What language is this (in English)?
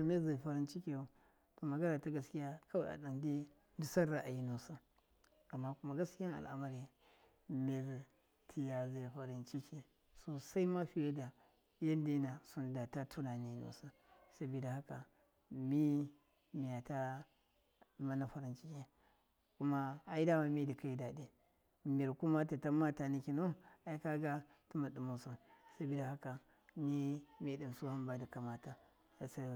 Miya